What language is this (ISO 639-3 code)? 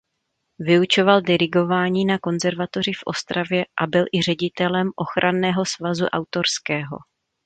ces